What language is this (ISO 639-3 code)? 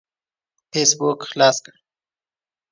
pus